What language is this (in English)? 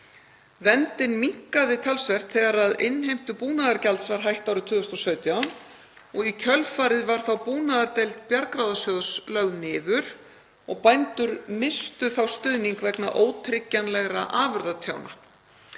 Icelandic